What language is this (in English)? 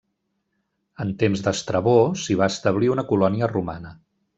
Catalan